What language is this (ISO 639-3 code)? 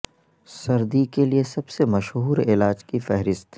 urd